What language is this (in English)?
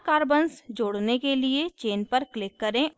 Hindi